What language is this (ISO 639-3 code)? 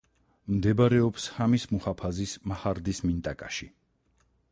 kat